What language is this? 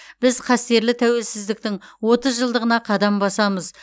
Kazakh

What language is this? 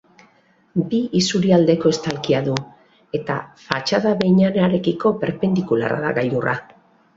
Basque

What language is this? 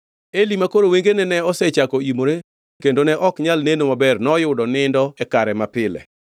Luo (Kenya and Tanzania)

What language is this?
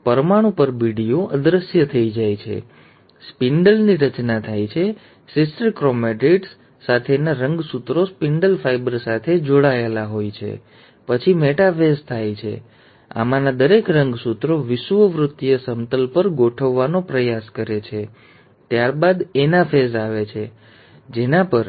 Gujarati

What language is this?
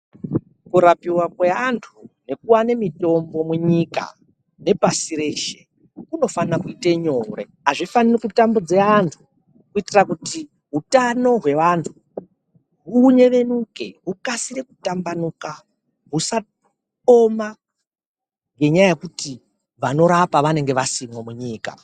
Ndau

